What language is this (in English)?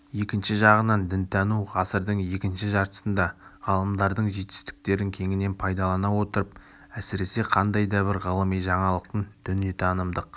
Kazakh